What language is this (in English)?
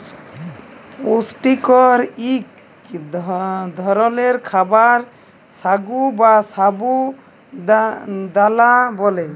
Bangla